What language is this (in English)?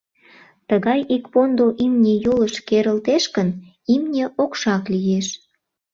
Mari